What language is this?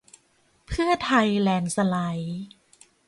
Thai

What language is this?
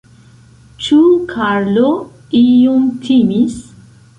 Esperanto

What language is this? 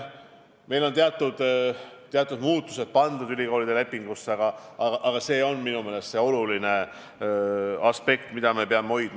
Estonian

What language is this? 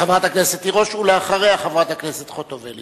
Hebrew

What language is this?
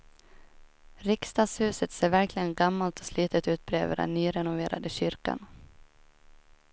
Swedish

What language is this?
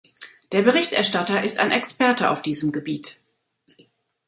German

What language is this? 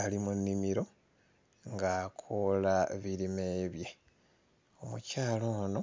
Ganda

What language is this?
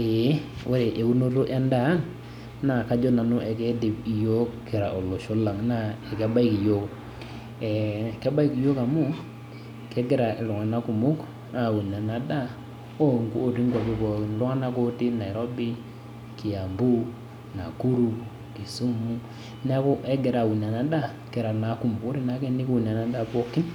Masai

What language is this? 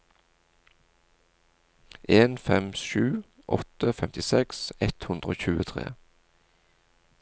Norwegian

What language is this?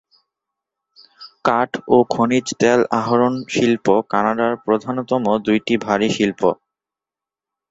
Bangla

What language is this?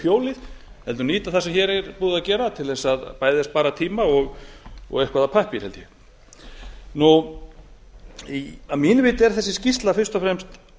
Icelandic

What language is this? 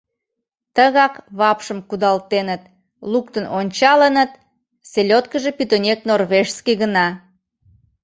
Mari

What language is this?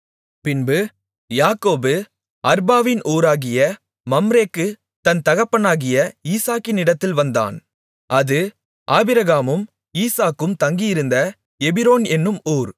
Tamil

